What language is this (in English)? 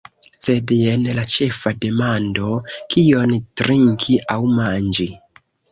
Esperanto